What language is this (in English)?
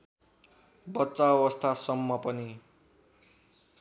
Nepali